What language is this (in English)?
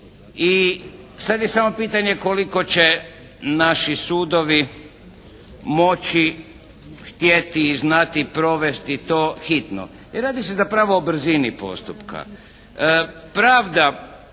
Croatian